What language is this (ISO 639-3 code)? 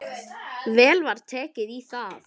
isl